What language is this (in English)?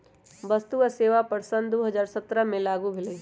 Magahi